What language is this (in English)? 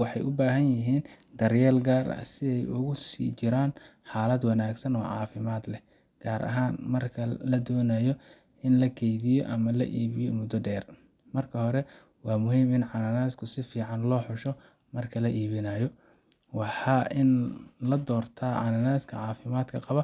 Somali